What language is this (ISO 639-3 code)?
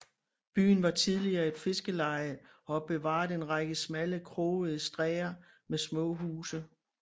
dan